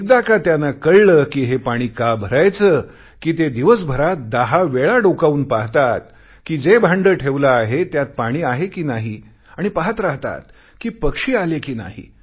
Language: Marathi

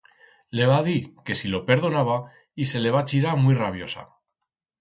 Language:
Aragonese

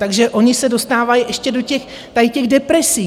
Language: Czech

